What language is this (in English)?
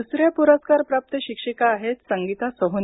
Marathi